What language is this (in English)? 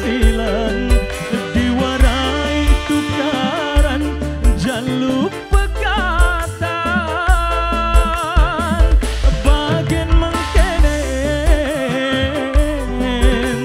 Indonesian